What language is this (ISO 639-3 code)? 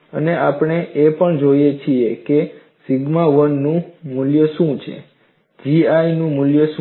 guj